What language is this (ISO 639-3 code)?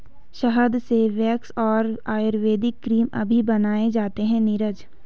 hin